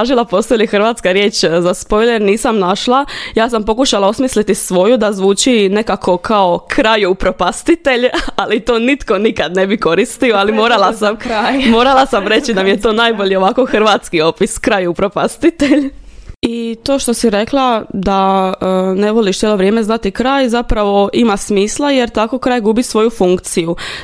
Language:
Croatian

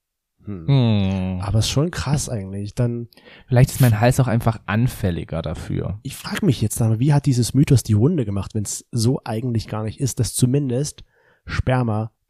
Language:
German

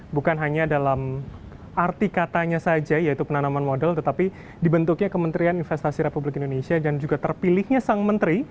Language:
Indonesian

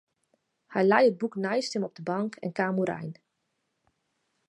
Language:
Western Frisian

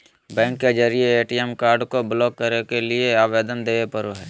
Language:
Magahi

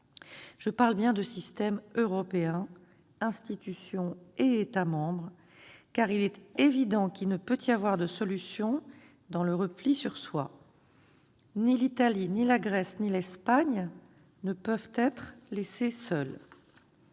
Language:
French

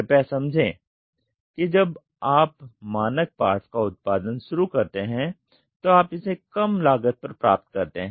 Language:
Hindi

